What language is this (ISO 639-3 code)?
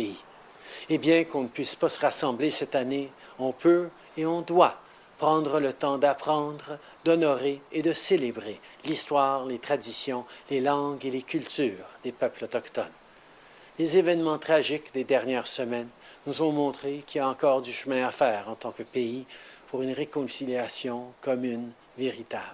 fra